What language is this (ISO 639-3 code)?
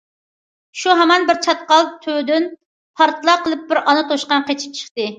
uig